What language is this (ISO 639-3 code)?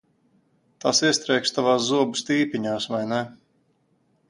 lav